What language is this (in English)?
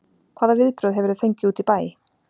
Icelandic